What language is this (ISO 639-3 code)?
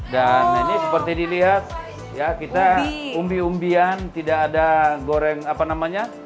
ind